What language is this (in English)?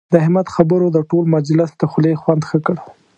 Pashto